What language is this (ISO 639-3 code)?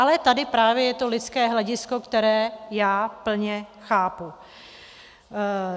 ces